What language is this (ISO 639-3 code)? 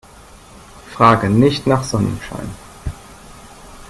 deu